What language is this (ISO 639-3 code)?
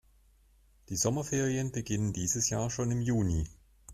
deu